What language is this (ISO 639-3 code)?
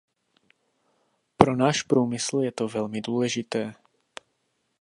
ces